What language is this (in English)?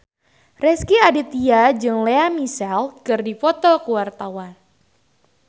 Sundanese